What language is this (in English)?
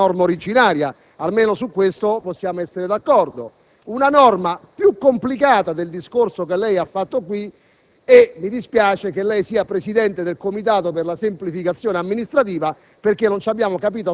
Italian